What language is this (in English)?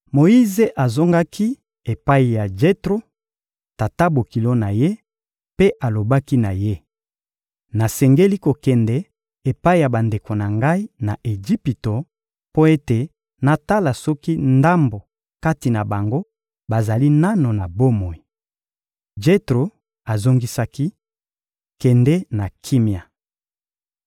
Lingala